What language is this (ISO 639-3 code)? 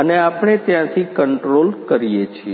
guj